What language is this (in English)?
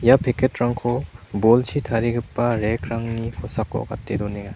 Garo